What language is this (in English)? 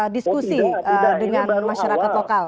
Indonesian